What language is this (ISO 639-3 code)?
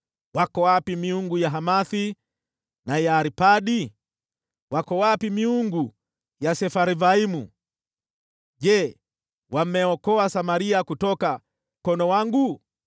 swa